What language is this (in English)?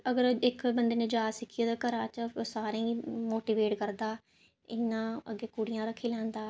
Dogri